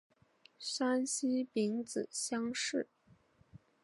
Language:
Chinese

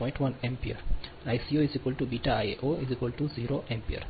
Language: Gujarati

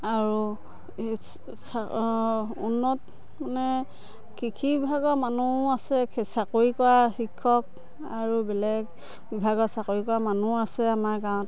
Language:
Assamese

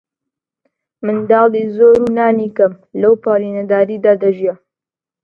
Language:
Central Kurdish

